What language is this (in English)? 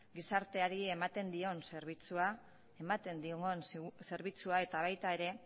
Basque